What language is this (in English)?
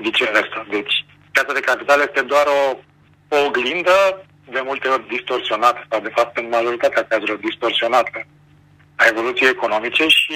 Romanian